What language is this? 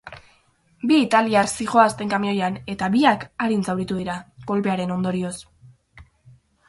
Basque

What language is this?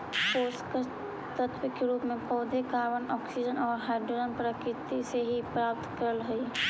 Magahi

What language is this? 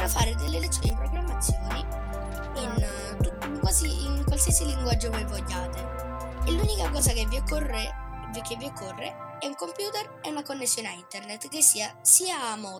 Italian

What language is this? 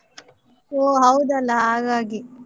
Kannada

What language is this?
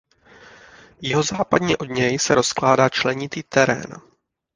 Czech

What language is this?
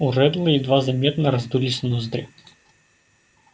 Russian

